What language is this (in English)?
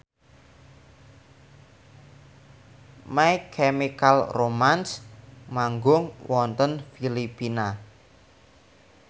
Javanese